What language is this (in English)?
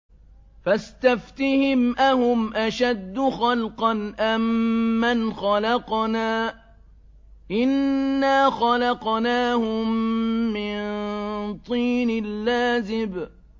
Arabic